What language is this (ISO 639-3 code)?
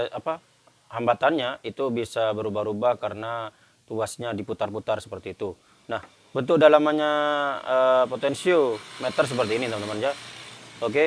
ind